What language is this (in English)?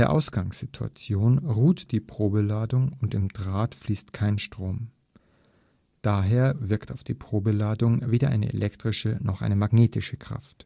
German